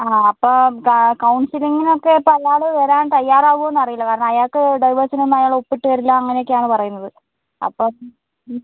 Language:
Malayalam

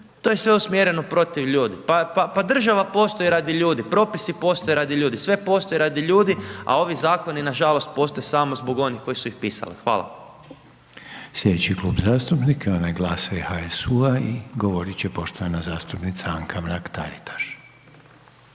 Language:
Croatian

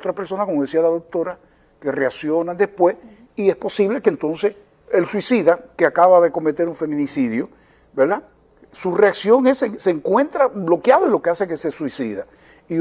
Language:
Spanish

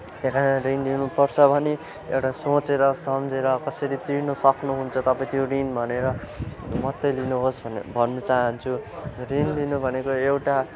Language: Nepali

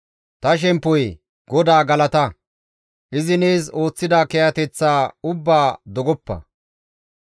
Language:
Gamo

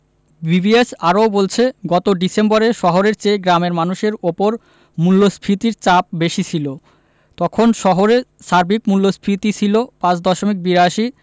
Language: Bangla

